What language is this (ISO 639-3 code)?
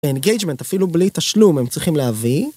heb